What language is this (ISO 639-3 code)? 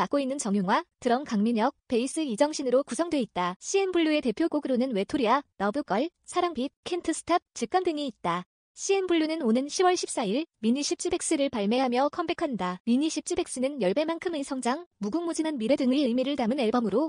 kor